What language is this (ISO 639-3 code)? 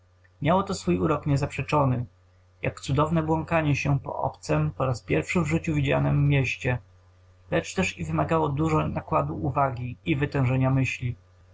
pol